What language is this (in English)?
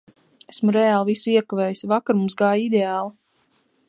Latvian